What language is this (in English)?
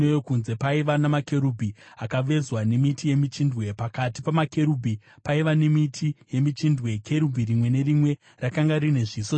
Shona